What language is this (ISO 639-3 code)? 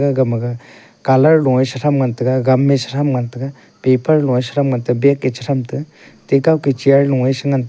nnp